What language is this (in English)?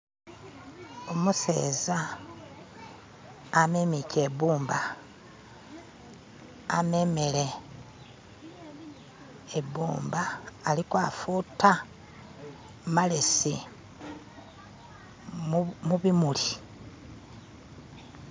Masaaba